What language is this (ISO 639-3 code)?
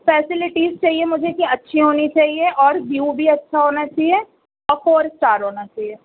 urd